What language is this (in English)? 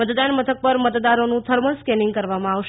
Gujarati